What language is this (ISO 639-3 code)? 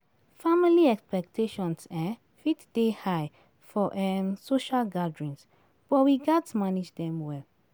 pcm